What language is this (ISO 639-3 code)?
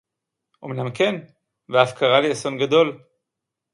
heb